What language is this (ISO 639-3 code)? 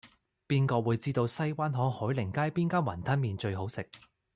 yue